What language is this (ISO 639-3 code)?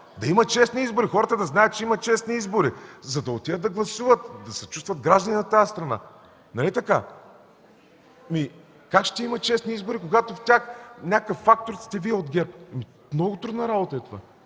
bul